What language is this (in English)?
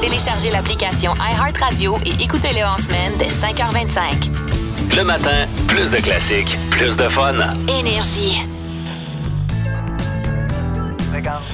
French